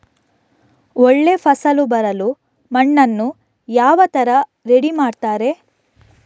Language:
Kannada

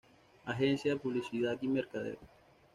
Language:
Spanish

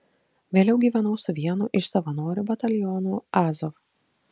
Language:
Lithuanian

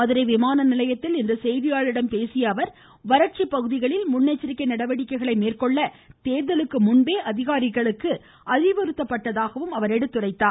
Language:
Tamil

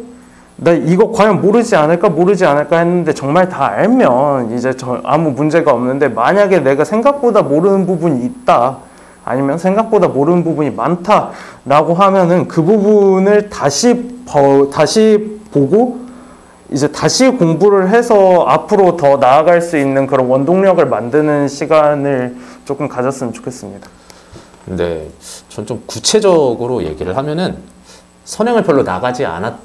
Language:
Korean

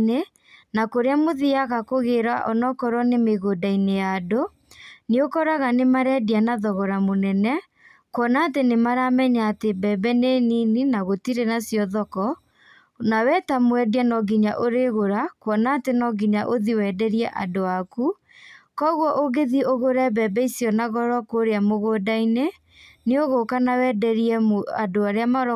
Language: Kikuyu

